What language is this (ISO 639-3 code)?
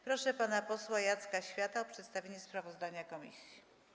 pol